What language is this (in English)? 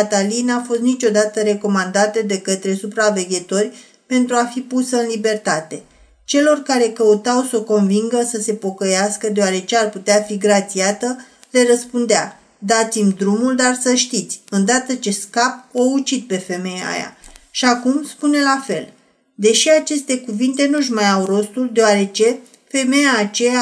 Romanian